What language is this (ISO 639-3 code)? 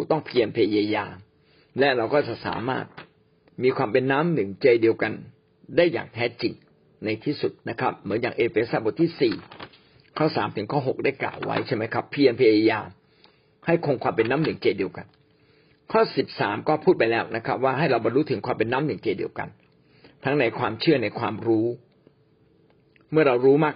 tha